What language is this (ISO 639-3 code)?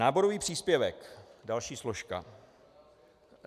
ces